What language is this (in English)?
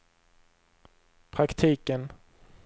Swedish